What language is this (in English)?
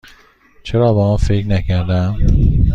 Persian